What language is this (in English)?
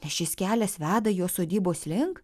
Lithuanian